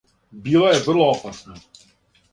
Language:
Serbian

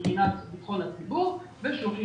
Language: Hebrew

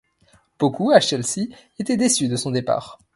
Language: French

